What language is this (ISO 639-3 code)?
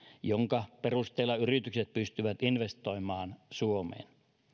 fin